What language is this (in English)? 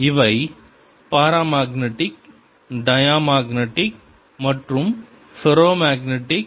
Tamil